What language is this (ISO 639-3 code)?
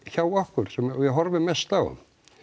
isl